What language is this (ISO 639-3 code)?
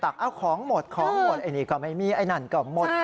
tha